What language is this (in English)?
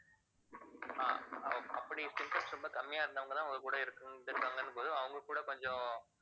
Tamil